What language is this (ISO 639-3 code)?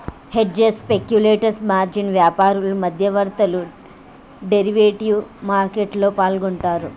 tel